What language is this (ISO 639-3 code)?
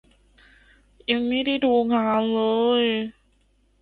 tha